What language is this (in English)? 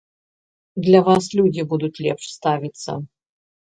Belarusian